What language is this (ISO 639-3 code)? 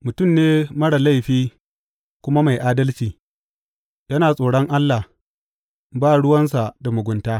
hau